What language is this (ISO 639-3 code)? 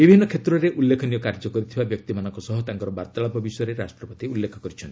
ori